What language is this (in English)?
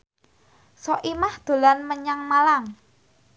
Javanese